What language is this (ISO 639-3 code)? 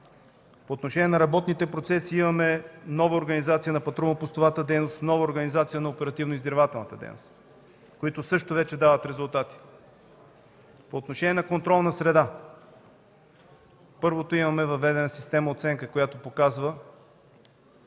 bul